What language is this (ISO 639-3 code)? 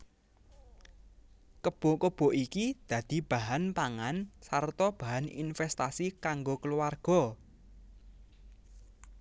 jav